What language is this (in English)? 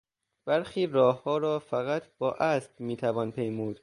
Persian